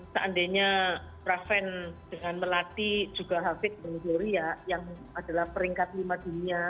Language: Indonesian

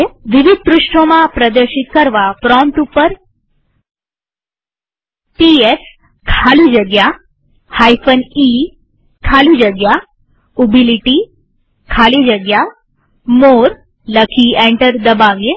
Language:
Gujarati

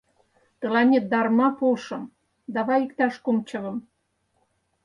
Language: Mari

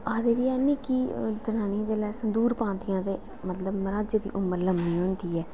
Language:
Dogri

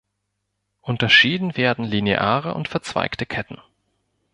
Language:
German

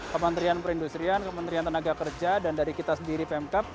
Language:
Indonesian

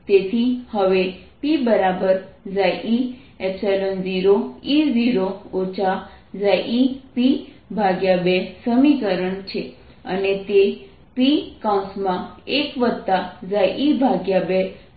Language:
Gujarati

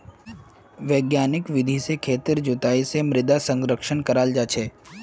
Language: Magahi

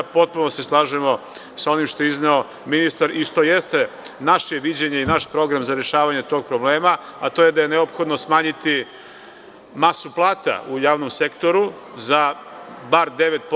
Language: Serbian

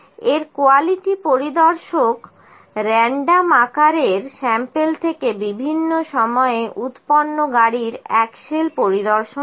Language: Bangla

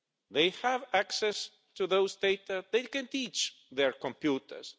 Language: English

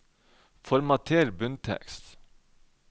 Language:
Norwegian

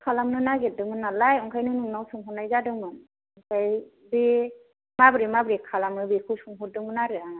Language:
Bodo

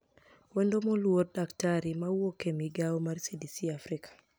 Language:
Luo (Kenya and Tanzania)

